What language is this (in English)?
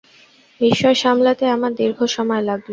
Bangla